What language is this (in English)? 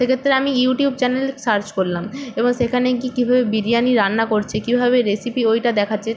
Bangla